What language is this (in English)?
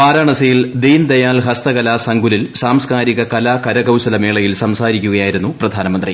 Malayalam